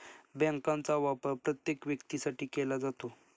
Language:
Marathi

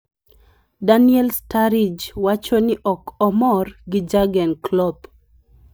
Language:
Luo (Kenya and Tanzania)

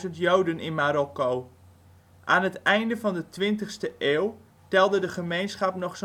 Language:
Dutch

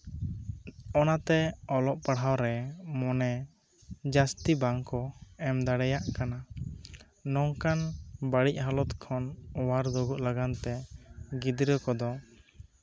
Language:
Santali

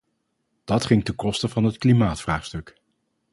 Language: Dutch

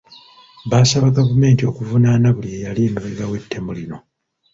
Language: Ganda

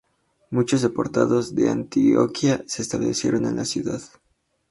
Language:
Spanish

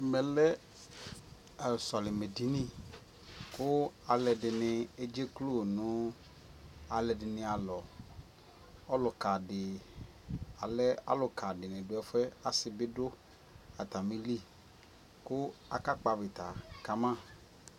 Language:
Ikposo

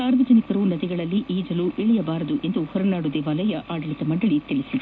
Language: Kannada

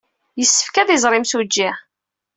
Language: Kabyle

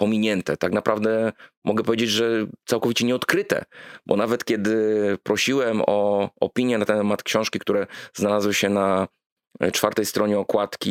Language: Polish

